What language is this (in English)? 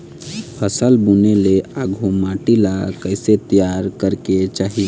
Chhattisgarhi